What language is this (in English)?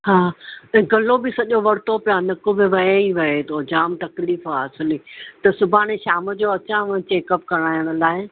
Sindhi